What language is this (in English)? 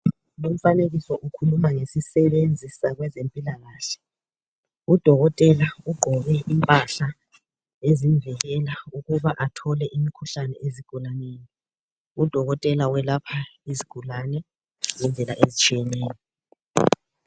North Ndebele